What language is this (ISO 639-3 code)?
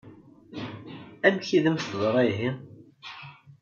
kab